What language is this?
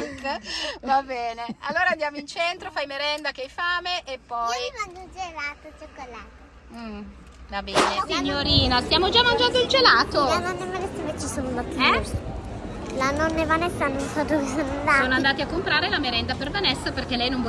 Italian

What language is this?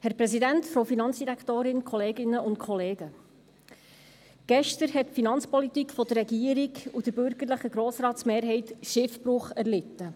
Swiss German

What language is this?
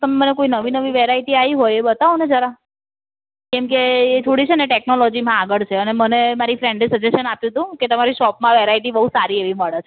Gujarati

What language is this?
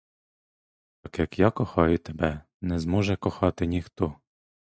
Ukrainian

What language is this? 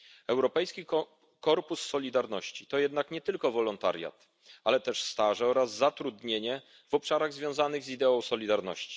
Polish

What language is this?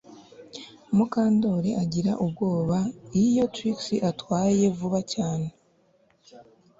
Kinyarwanda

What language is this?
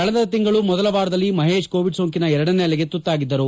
Kannada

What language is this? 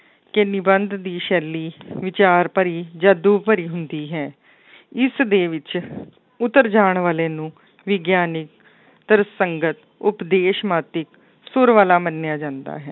Punjabi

